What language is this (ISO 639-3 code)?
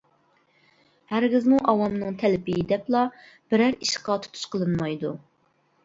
uig